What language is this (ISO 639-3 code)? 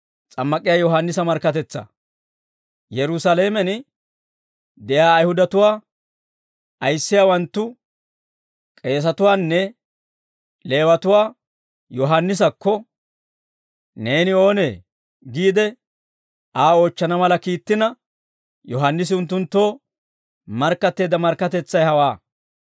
dwr